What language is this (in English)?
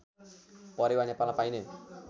Nepali